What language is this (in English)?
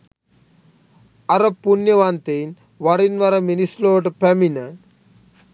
Sinhala